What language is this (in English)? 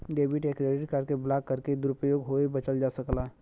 Bhojpuri